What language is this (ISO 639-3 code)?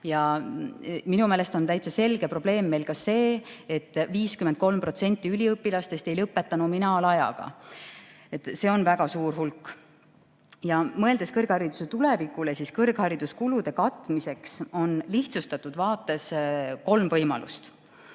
est